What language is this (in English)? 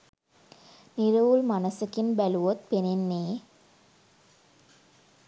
Sinhala